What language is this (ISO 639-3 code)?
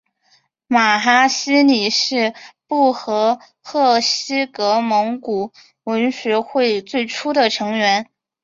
zho